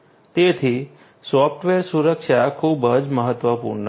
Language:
Gujarati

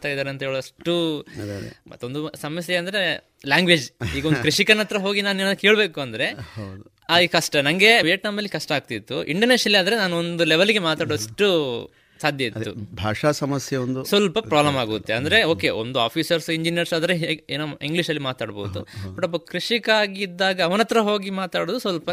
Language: Kannada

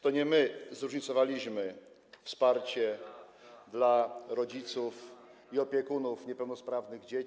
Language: Polish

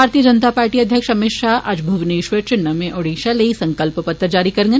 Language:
Dogri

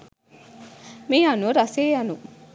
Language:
Sinhala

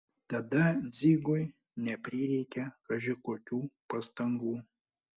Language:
Lithuanian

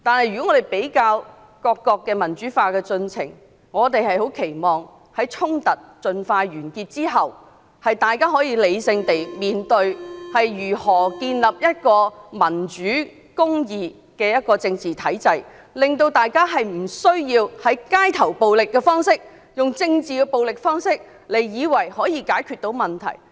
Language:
Cantonese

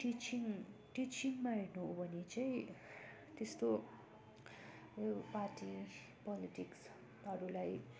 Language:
Nepali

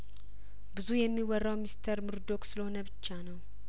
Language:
Amharic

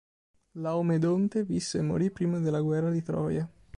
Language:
Italian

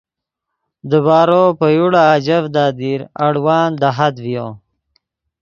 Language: Yidgha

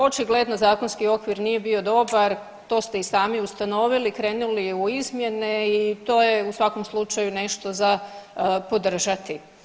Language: Croatian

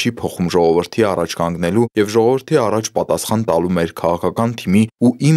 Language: Romanian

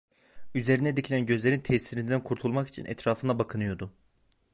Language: Turkish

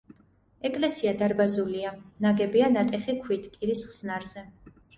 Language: Georgian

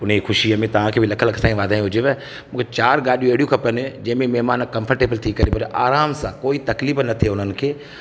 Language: Sindhi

